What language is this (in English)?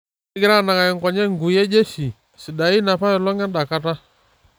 Masai